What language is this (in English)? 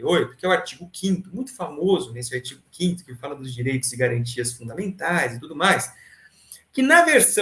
Portuguese